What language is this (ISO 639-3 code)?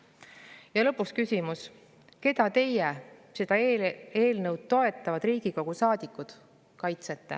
est